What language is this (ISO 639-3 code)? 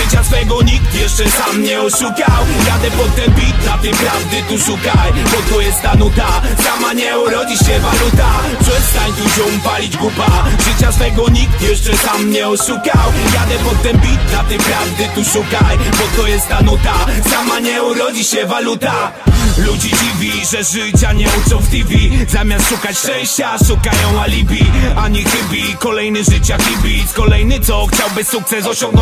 pol